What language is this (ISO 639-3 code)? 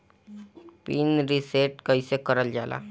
bho